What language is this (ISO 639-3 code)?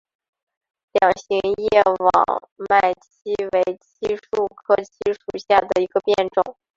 zho